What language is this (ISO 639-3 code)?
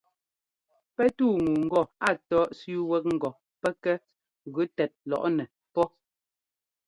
jgo